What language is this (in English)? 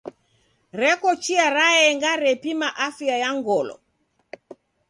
Taita